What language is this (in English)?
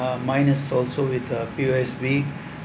English